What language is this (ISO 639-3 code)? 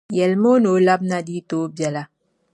dag